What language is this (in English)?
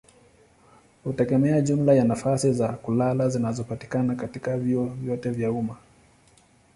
Swahili